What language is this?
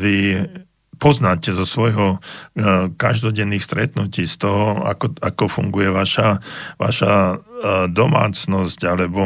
Slovak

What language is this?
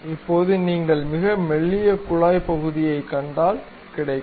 Tamil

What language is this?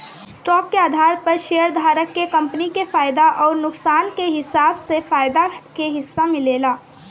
Bhojpuri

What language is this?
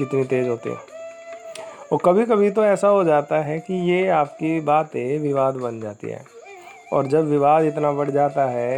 Hindi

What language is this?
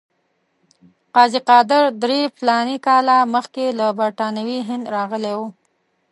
Pashto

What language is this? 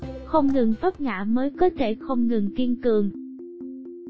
Vietnamese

